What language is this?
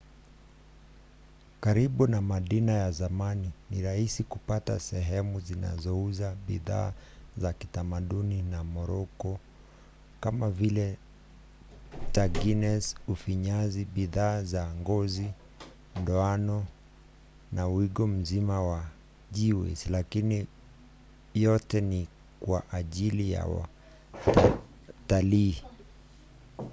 Swahili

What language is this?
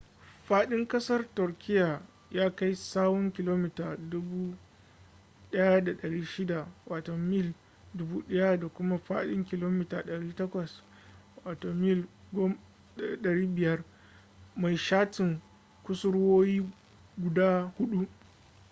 Hausa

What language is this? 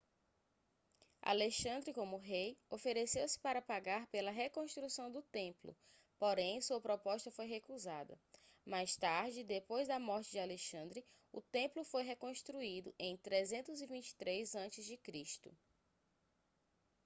Portuguese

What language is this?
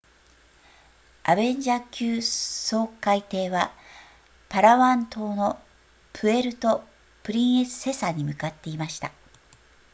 Japanese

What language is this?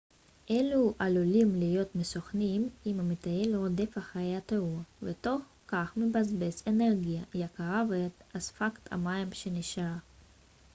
Hebrew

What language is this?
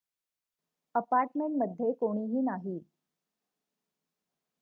Marathi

